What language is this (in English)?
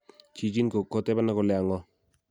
Kalenjin